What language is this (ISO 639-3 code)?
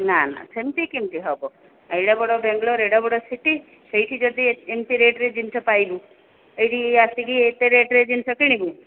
ori